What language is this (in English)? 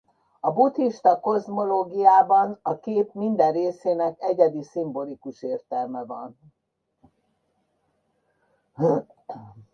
Hungarian